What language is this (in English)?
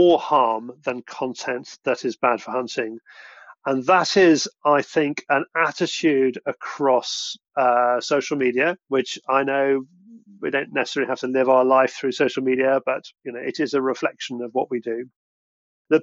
English